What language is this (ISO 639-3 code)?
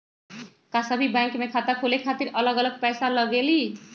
mag